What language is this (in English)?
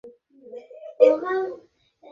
Bangla